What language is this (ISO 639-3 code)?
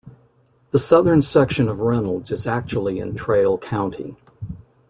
eng